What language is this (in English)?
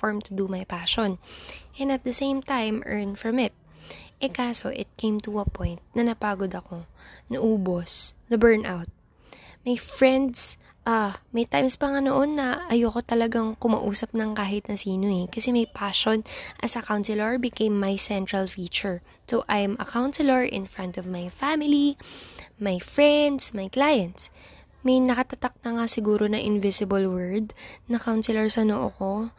Filipino